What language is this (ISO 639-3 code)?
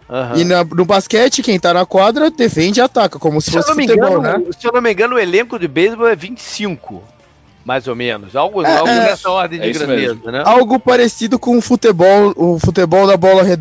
por